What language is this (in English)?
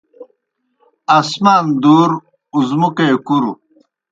Kohistani Shina